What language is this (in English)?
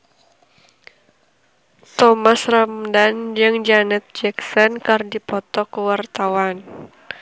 Sundanese